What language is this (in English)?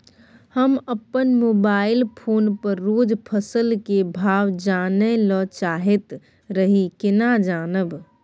Maithili